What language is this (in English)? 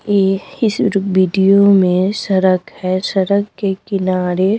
Hindi